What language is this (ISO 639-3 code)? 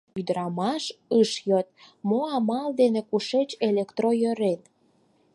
chm